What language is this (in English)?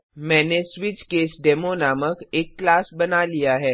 Hindi